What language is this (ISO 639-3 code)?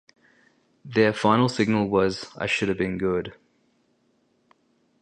eng